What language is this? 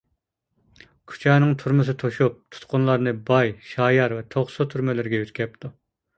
Uyghur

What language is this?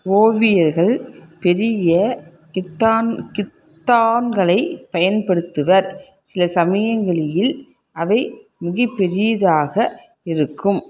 Tamil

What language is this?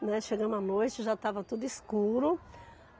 Portuguese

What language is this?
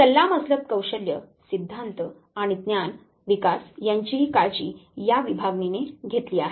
Marathi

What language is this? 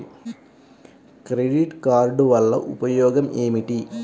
Telugu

